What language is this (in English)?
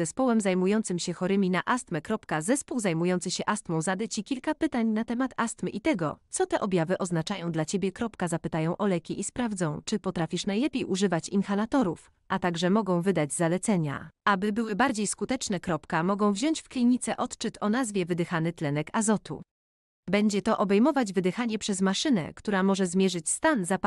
Polish